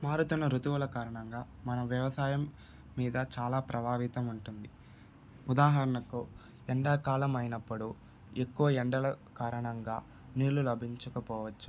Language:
Telugu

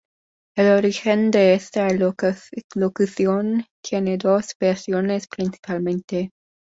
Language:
Spanish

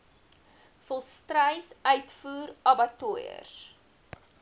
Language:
Afrikaans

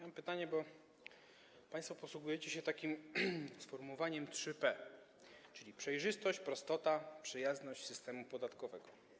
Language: Polish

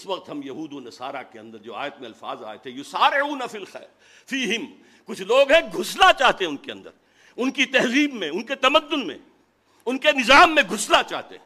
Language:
Urdu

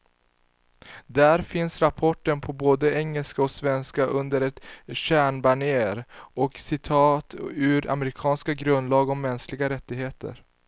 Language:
Swedish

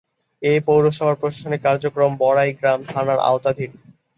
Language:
Bangla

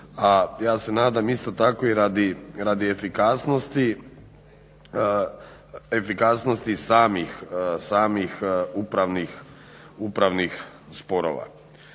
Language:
Croatian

